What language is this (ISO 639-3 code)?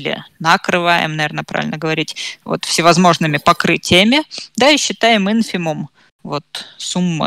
rus